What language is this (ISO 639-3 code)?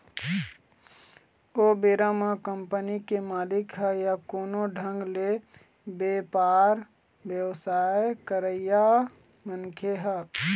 hne